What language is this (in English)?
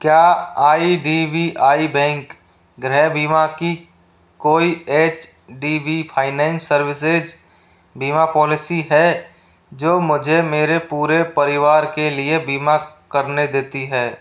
Hindi